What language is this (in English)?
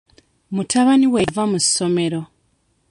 Ganda